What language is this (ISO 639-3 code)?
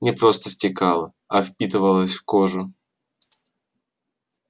rus